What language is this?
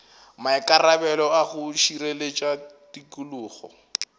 Northern Sotho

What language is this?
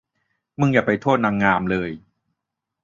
Thai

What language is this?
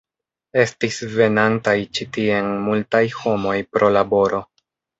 Esperanto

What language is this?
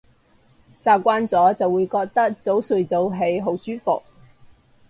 Cantonese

